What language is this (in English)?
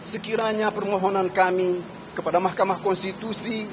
Indonesian